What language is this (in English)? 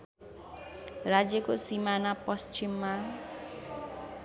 Nepali